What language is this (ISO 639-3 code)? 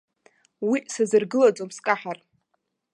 abk